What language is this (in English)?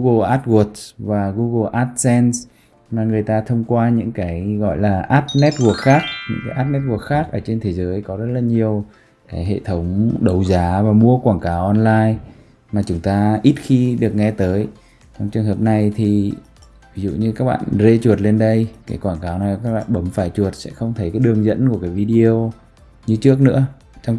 Vietnamese